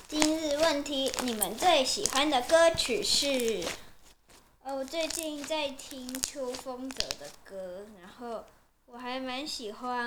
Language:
Chinese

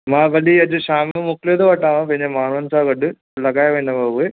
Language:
Sindhi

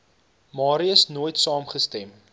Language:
Afrikaans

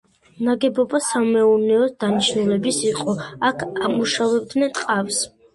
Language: Georgian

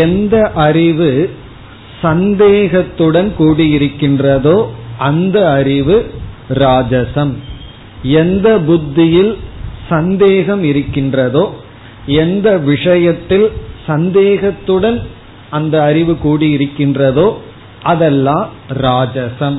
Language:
Tamil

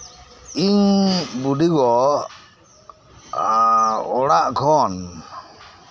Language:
Santali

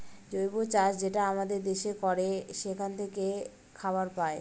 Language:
Bangla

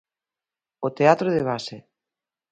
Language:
Galician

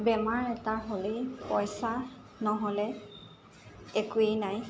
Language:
Assamese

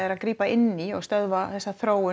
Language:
Icelandic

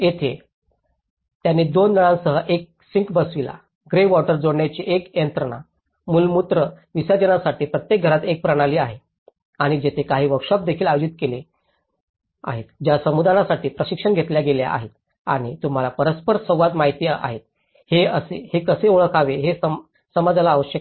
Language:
Marathi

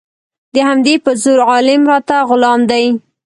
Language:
Pashto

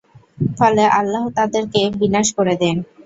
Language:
Bangla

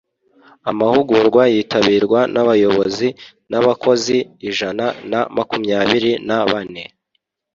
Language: Kinyarwanda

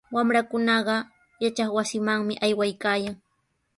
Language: Sihuas Ancash Quechua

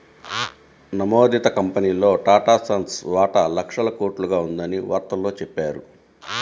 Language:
Telugu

